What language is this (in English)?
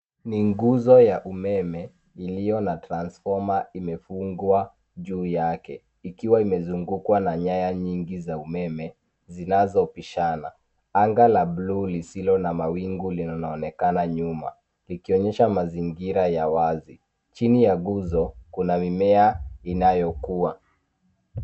Swahili